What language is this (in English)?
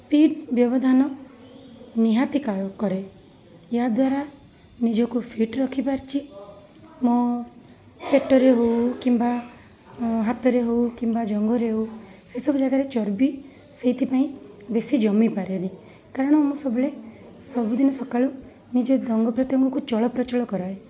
Odia